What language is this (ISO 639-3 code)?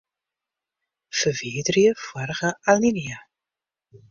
fry